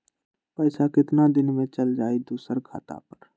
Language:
Magahi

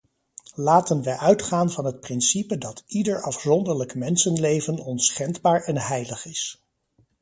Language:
Dutch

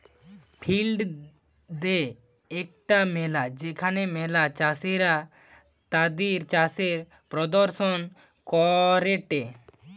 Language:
Bangla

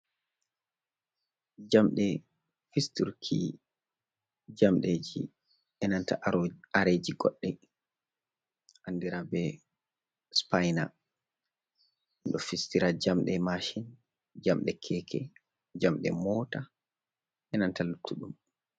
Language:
Fula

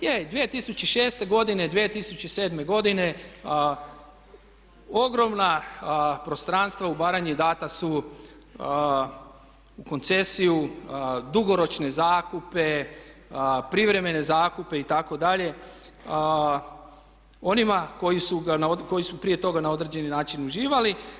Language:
Croatian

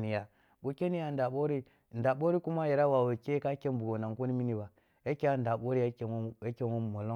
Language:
Kulung (Nigeria)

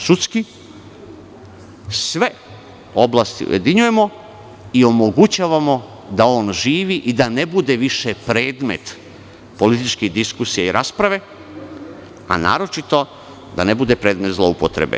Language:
Serbian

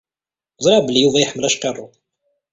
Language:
Kabyle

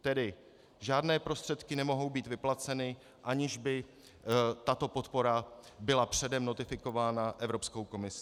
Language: Czech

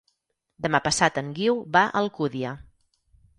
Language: Catalan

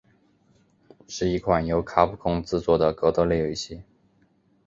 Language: Chinese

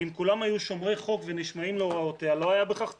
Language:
Hebrew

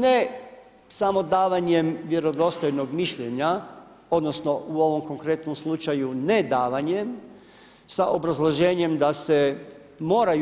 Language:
Croatian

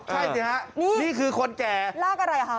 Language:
Thai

